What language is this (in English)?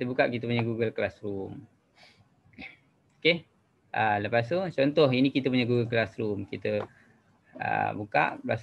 Malay